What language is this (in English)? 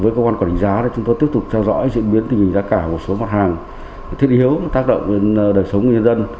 Vietnamese